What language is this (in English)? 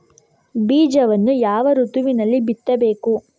Kannada